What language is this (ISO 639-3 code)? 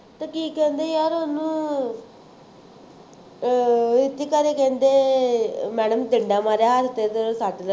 pan